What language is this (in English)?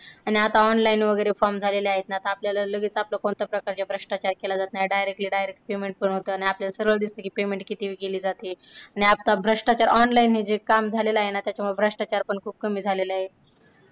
Marathi